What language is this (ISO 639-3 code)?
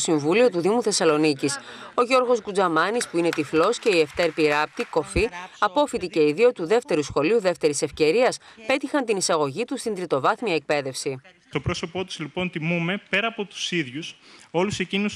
ell